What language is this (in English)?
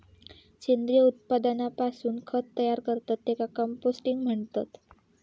Marathi